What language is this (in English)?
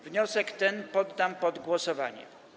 Polish